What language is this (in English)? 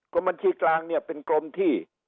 Thai